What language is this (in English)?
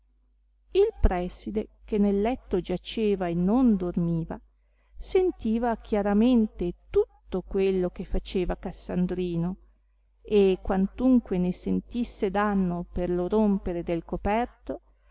Italian